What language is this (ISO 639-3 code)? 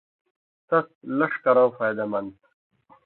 mvy